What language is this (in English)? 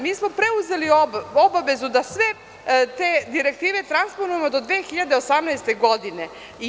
Serbian